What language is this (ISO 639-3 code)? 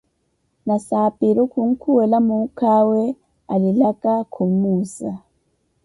eko